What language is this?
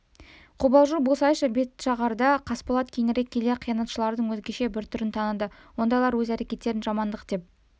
Kazakh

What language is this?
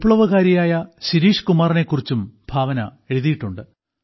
Malayalam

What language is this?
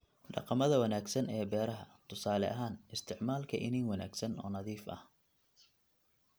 Somali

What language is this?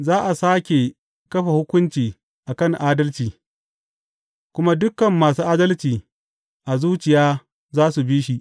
Hausa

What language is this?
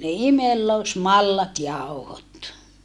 Finnish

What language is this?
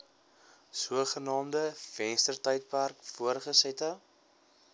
Afrikaans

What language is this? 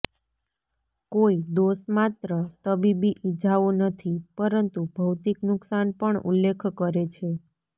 Gujarati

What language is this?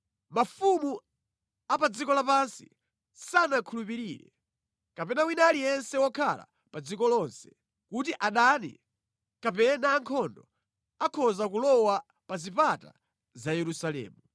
Nyanja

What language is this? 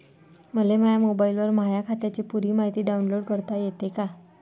Marathi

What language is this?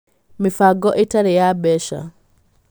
Kikuyu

